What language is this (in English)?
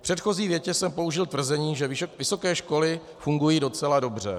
Czech